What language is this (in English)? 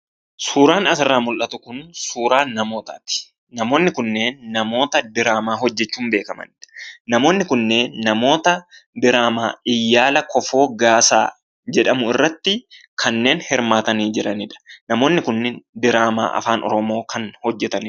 Oromo